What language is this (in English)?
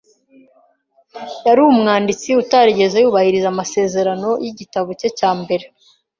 Kinyarwanda